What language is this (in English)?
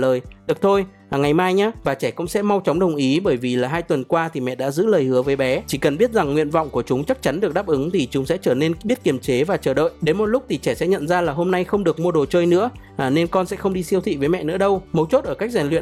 Vietnamese